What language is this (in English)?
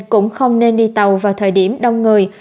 Vietnamese